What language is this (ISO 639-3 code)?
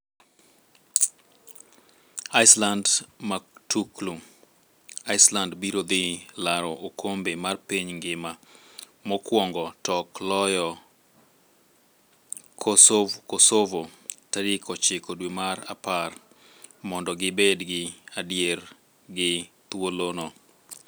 luo